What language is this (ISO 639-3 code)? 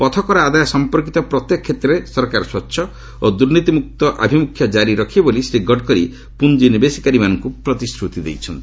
ori